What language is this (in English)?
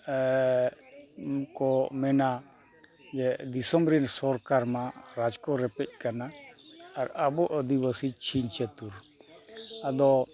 Santali